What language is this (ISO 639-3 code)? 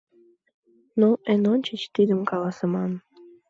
chm